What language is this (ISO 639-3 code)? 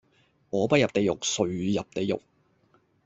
yue